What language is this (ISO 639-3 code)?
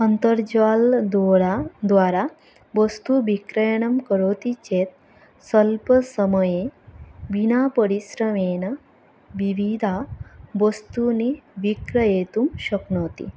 san